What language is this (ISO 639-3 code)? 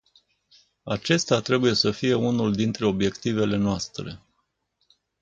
ron